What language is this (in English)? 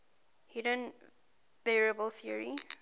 English